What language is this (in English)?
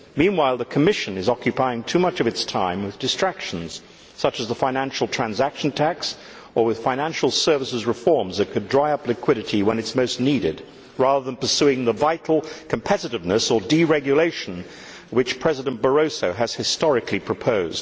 English